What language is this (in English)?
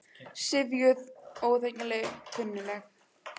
Icelandic